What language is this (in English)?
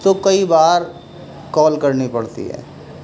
Urdu